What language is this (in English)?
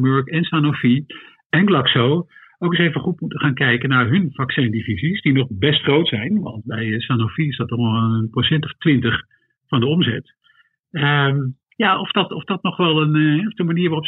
Dutch